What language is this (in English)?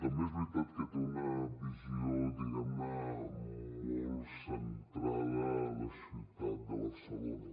Catalan